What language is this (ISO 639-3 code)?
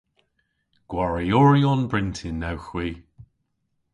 cor